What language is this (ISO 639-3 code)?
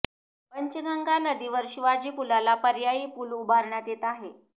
mar